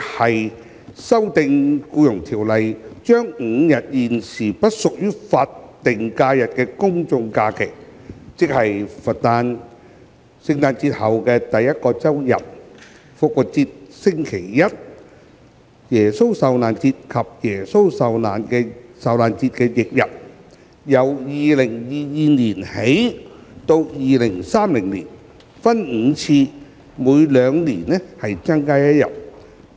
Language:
Cantonese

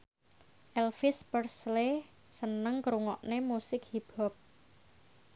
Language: Javanese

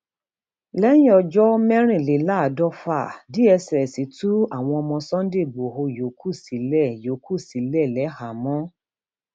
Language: Yoruba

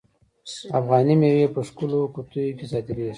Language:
Pashto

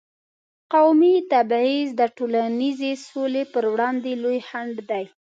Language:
Pashto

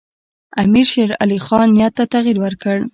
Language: Pashto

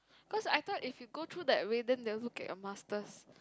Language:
English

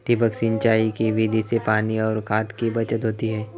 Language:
Marathi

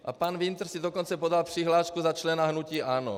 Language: Czech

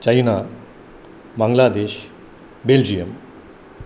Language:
Sanskrit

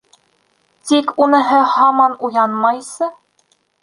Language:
Bashkir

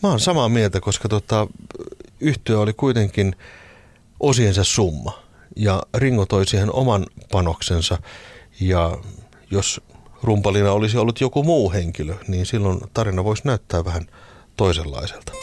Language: Finnish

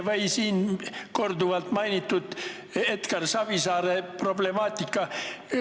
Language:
Estonian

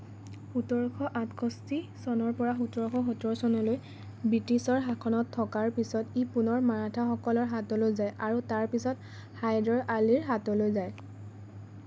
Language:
Assamese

